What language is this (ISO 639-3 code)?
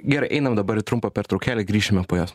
lit